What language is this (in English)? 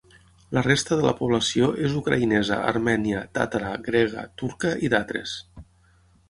Catalan